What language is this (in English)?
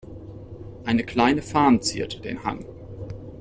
German